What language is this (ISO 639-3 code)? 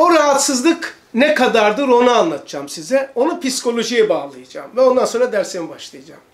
tur